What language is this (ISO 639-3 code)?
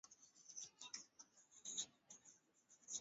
swa